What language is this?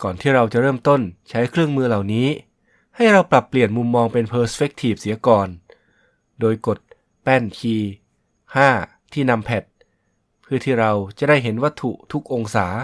Thai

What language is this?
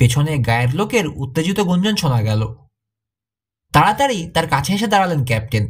Hindi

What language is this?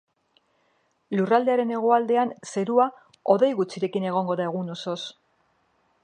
Basque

